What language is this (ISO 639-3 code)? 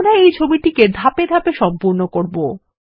ben